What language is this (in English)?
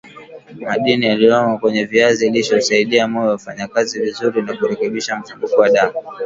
Swahili